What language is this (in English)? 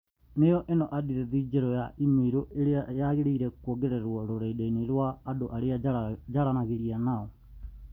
Kikuyu